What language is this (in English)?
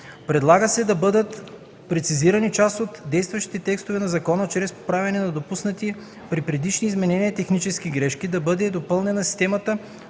Bulgarian